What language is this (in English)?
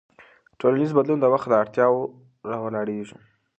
Pashto